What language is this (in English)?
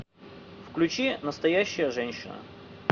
Russian